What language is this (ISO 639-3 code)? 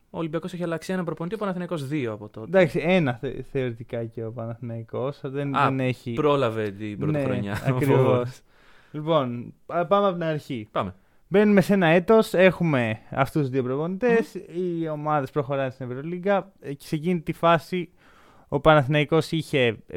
ell